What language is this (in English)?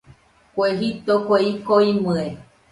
Nüpode Huitoto